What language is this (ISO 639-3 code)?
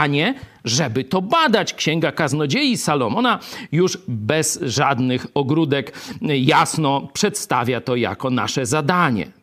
pol